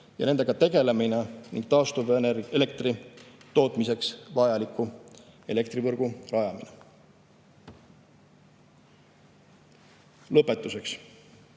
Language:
Estonian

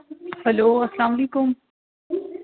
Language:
Kashmiri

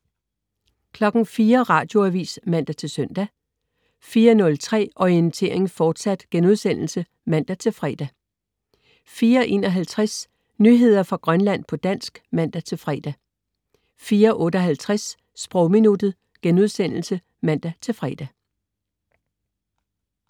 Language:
Danish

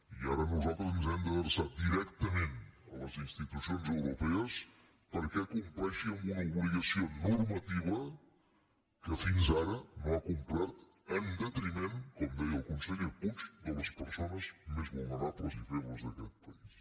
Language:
Catalan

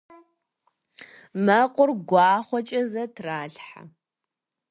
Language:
Kabardian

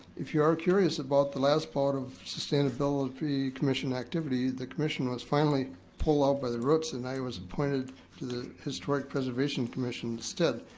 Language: English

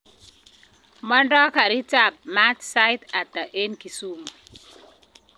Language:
Kalenjin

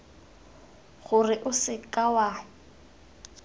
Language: Tswana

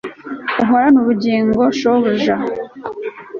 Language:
Kinyarwanda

